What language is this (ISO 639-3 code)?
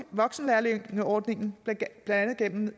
dan